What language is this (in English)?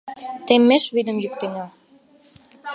Mari